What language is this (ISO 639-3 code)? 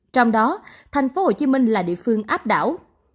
vie